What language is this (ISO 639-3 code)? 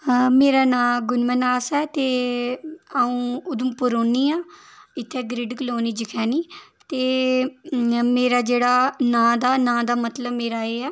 doi